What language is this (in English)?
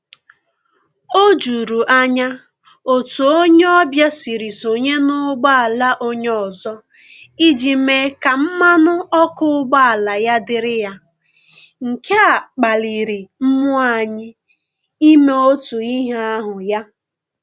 Igbo